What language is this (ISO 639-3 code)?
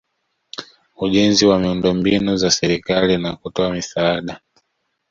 swa